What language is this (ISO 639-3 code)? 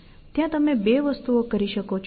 guj